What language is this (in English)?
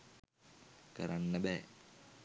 Sinhala